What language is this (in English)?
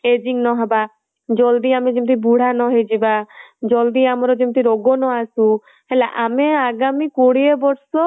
Odia